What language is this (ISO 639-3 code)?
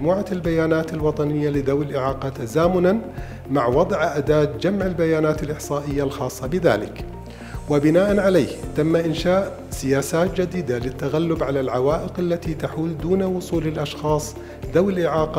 ara